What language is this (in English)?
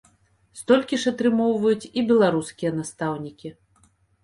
Belarusian